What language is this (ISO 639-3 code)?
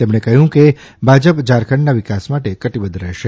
guj